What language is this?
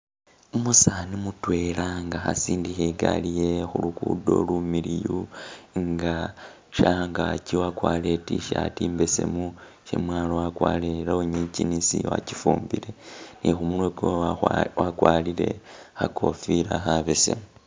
Masaaba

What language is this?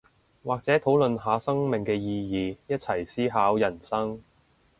Cantonese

